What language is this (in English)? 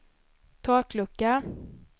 Swedish